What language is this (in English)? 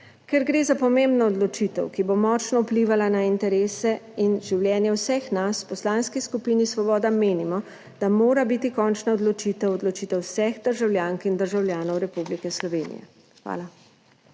Slovenian